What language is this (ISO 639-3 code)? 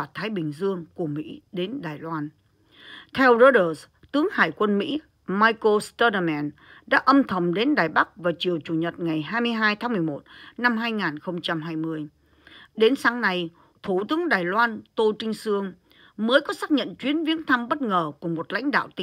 vie